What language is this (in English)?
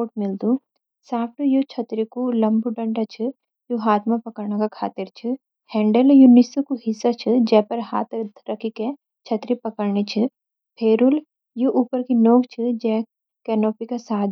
Garhwali